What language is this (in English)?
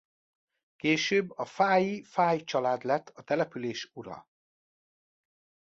Hungarian